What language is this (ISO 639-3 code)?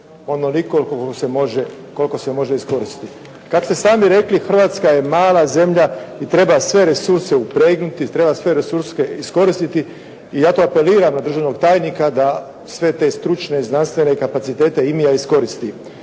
hrv